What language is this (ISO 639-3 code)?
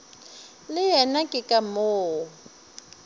nso